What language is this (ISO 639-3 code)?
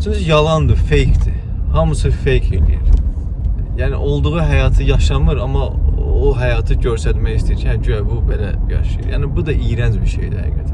tur